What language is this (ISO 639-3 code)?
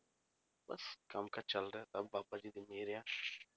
pan